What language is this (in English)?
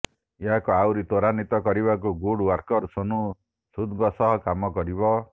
Odia